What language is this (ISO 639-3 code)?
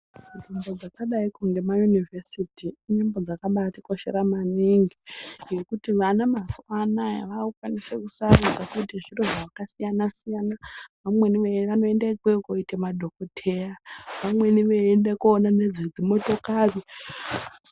ndc